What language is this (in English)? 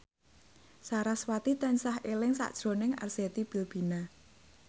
Javanese